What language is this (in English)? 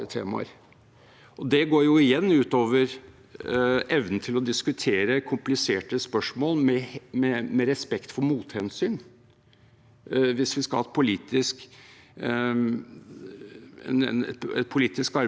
Norwegian